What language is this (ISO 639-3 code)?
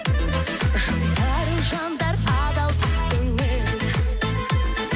kaz